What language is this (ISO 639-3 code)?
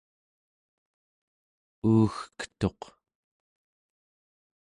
esu